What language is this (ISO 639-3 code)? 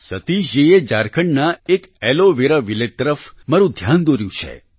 guj